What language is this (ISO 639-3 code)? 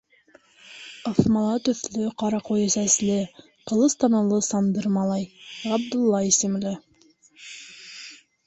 bak